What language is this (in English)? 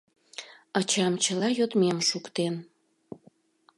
Mari